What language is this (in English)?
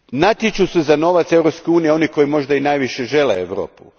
Croatian